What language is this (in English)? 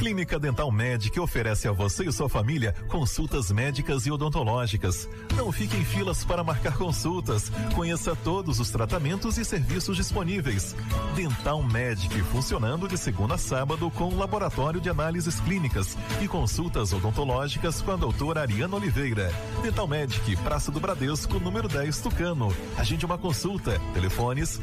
Portuguese